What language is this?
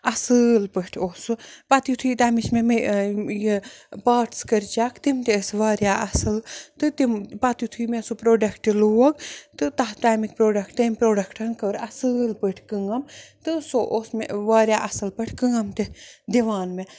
Kashmiri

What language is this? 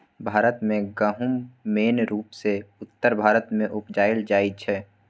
Maithili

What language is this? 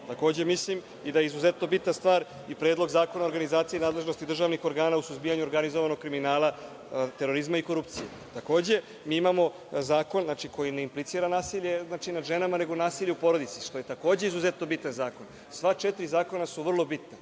Serbian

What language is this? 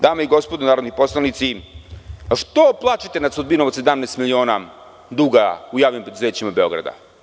Serbian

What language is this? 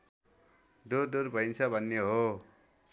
Nepali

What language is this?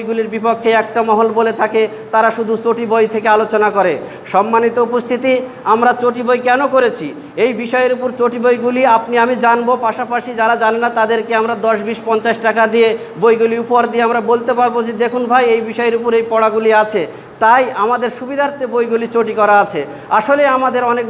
Indonesian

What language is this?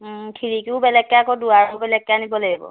Assamese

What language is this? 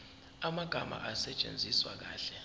Zulu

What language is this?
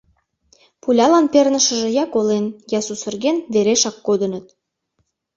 Mari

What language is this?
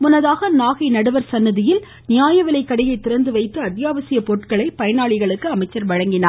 Tamil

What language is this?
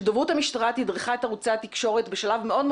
Hebrew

